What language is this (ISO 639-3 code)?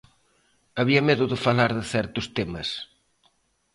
glg